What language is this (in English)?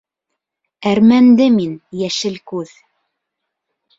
Bashkir